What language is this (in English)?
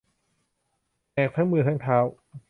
Thai